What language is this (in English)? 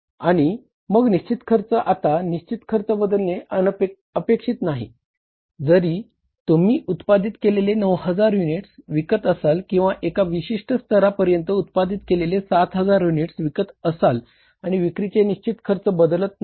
Marathi